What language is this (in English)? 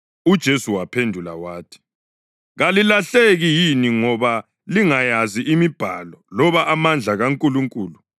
North Ndebele